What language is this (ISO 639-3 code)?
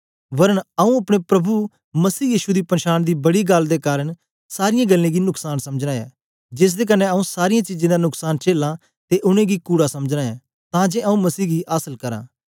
doi